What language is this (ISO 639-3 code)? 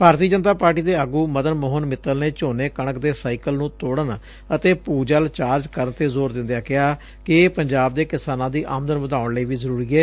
pan